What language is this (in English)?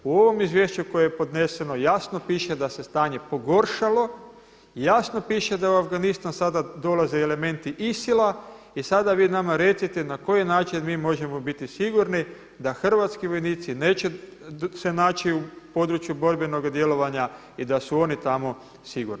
Croatian